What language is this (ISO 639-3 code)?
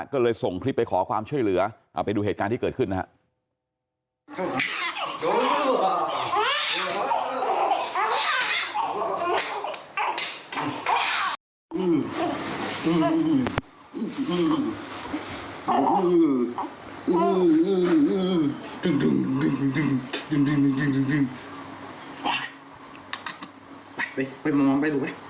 tha